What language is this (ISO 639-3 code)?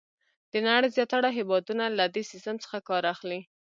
pus